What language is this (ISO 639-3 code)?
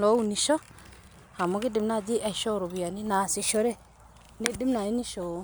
mas